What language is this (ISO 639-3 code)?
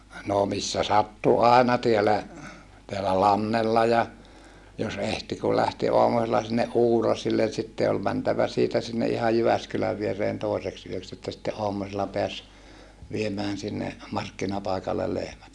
fin